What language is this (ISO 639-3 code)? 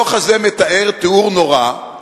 heb